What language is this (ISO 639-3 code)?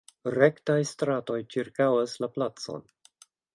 epo